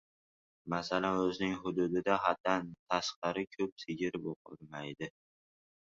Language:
Uzbek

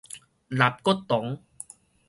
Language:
Min Nan Chinese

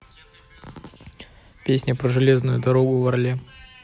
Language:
Russian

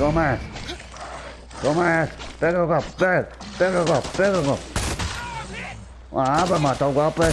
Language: Portuguese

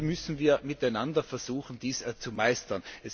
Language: German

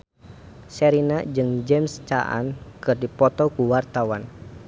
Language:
Sundanese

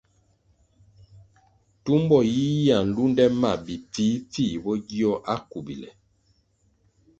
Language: Kwasio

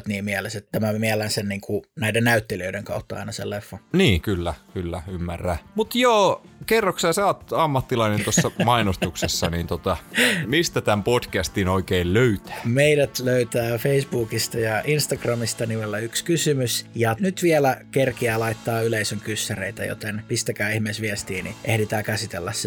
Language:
Finnish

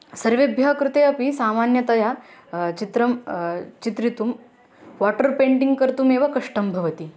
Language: Sanskrit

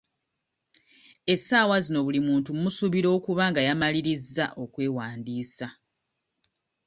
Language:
Ganda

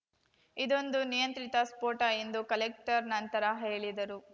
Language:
Kannada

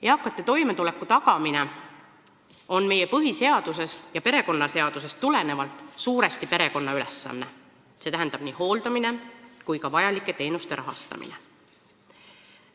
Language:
Estonian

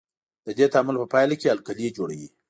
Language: Pashto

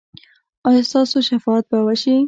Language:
Pashto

